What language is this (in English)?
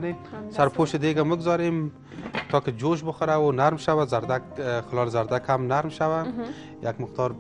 Arabic